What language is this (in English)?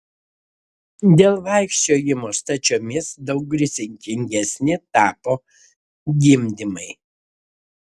Lithuanian